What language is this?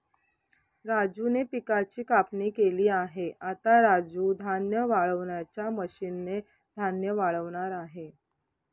Marathi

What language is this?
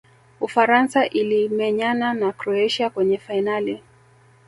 Swahili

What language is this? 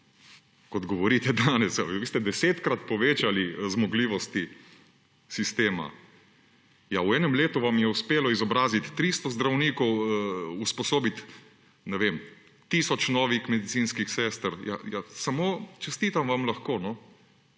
Slovenian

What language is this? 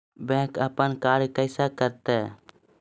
Maithili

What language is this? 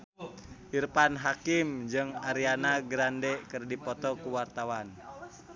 Sundanese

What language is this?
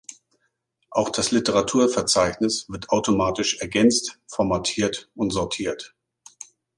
German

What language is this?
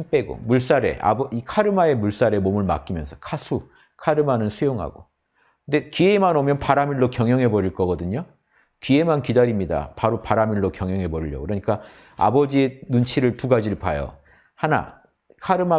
Korean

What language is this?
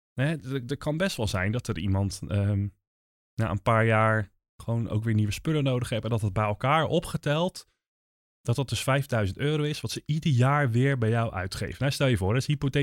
Dutch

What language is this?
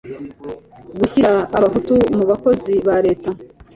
Kinyarwanda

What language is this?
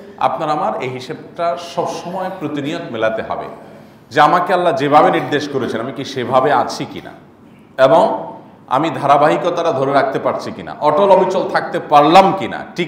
Arabic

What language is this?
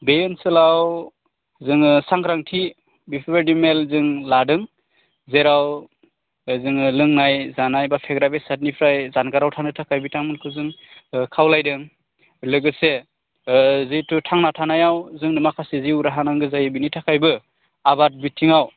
Bodo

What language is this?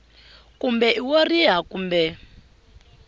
Tsonga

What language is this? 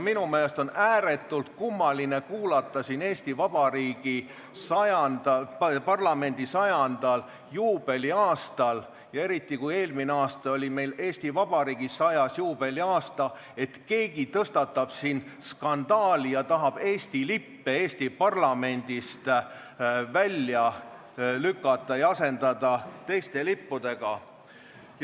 Estonian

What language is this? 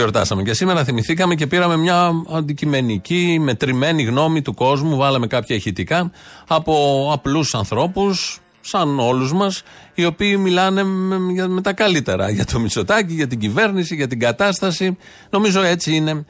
Greek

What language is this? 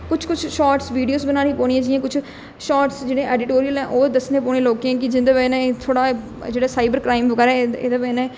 Dogri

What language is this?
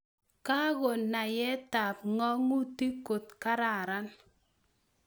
Kalenjin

